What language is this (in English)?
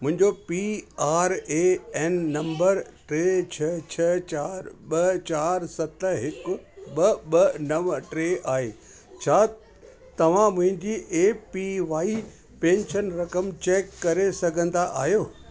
Sindhi